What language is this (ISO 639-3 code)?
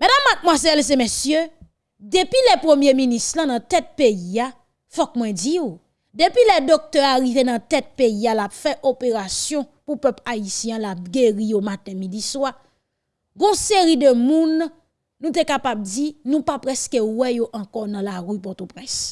fra